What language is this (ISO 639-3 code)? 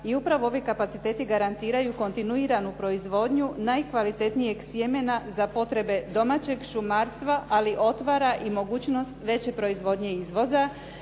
hrv